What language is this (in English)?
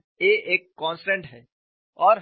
Hindi